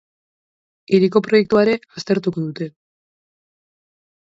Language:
Basque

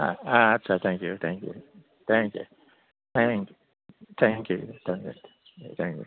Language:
Bodo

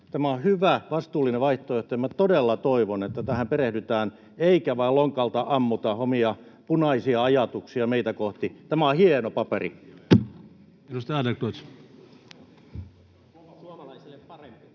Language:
Finnish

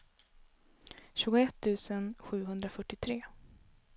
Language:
Swedish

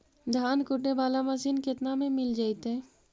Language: Magahi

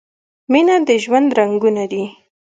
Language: Pashto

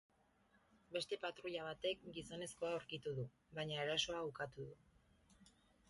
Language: Basque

